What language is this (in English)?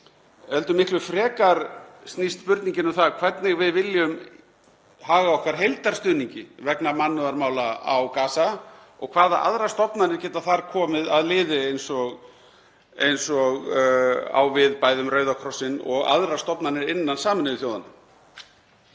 Icelandic